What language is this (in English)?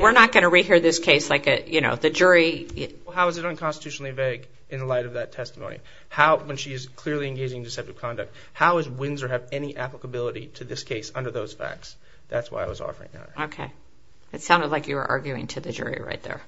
English